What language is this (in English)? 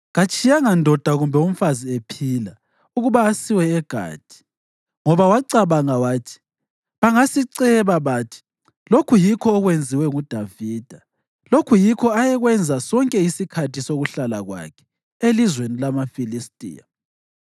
North Ndebele